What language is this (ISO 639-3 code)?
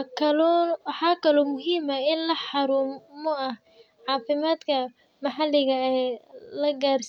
som